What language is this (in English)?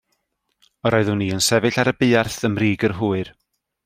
Welsh